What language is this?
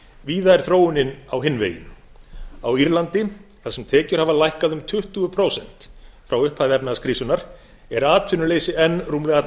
Icelandic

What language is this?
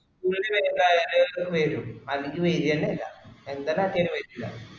Malayalam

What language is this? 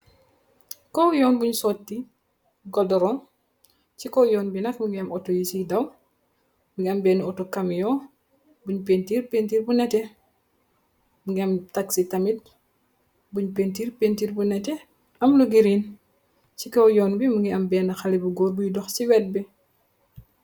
Wolof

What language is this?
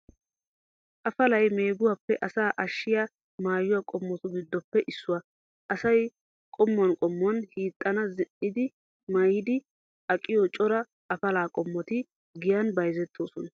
Wolaytta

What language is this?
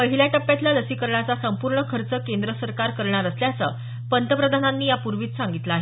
Marathi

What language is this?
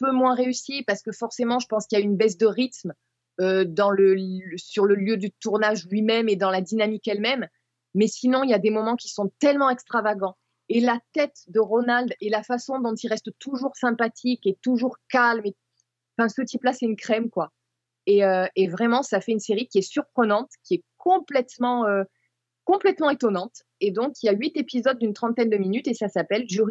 French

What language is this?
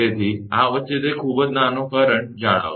Gujarati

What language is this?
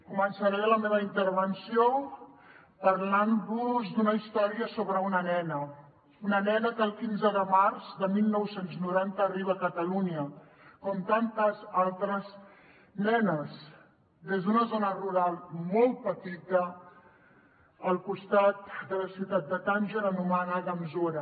Catalan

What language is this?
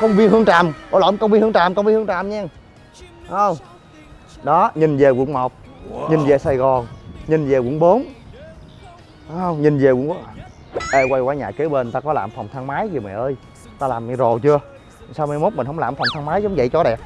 Vietnamese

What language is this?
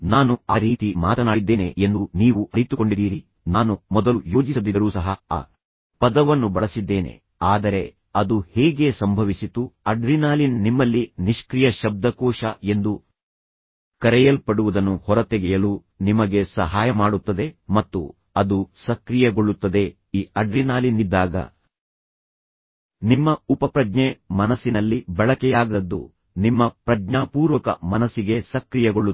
Kannada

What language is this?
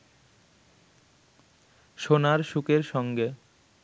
Bangla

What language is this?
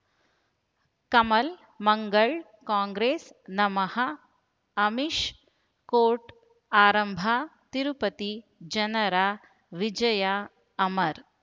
Kannada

